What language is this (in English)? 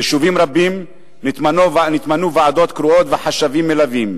Hebrew